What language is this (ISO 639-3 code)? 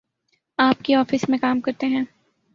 urd